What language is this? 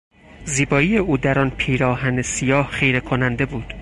Persian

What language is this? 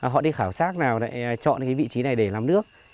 Vietnamese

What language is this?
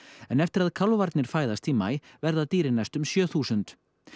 Icelandic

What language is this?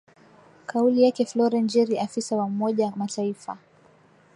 Swahili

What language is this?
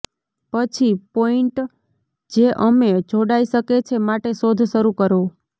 Gujarati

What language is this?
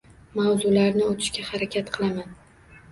Uzbek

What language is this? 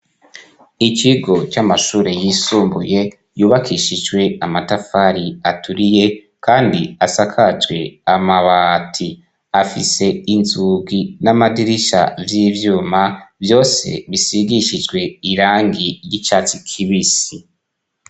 Rundi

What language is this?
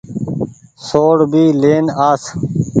Goaria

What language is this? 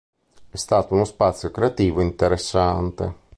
Italian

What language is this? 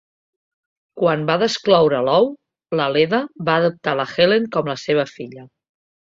Catalan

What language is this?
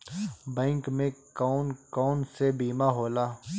Bhojpuri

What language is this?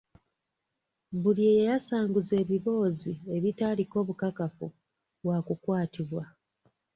Ganda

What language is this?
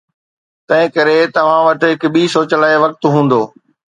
Sindhi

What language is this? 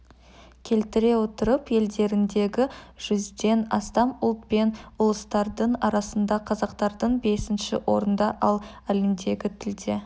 Kazakh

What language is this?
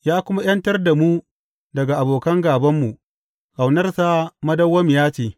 Hausa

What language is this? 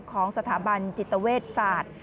Thai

